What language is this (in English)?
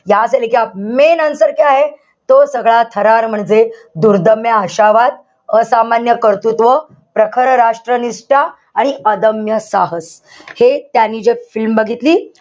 Marathi